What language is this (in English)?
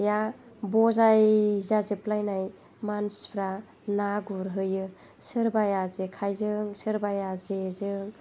Bodo